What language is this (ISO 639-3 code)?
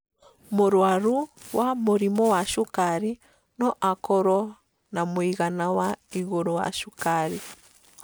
kik